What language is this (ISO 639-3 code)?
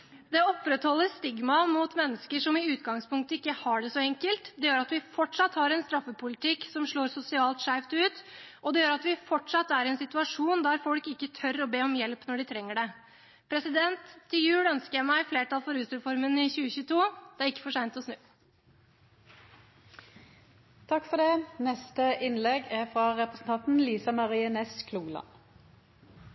nor